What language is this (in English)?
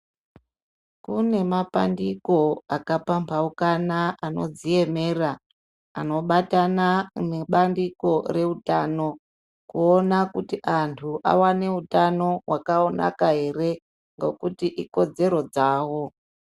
Ndau